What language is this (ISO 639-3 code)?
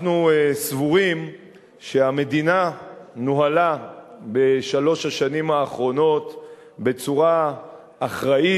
heb